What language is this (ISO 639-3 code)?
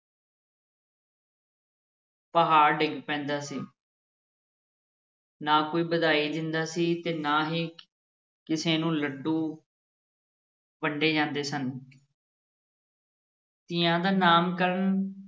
pan